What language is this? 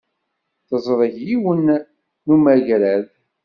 Kabyle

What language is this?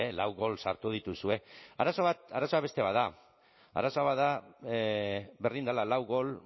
Basque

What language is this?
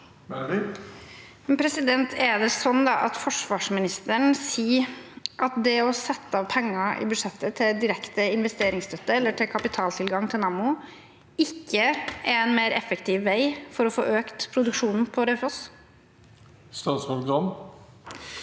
Norwegian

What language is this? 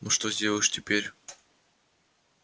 Russian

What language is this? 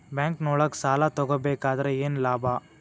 Kannada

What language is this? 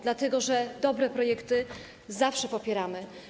Polish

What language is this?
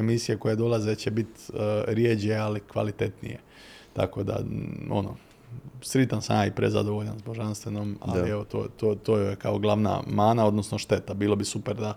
Croatian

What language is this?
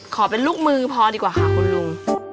Thai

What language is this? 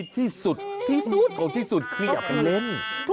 Thai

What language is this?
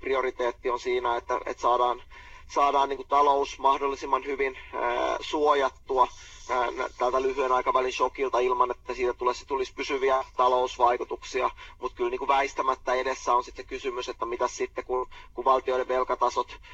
Finnish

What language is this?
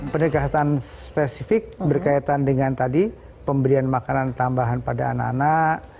Indonesian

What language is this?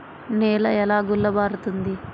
Telugu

